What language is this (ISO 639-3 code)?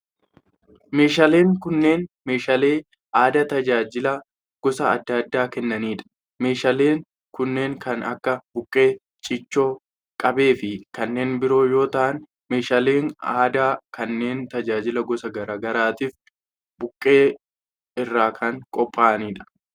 orm